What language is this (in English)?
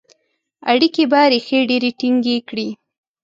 Pashto